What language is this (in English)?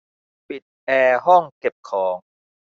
Thai